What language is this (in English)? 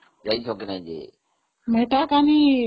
Odia